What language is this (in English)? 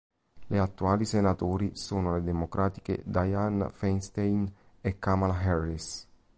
Italian